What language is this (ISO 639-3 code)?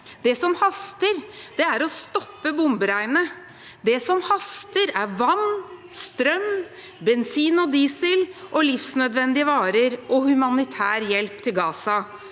nor